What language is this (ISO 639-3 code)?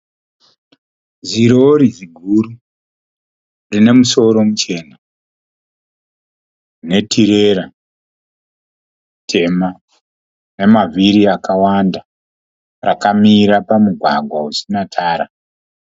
sna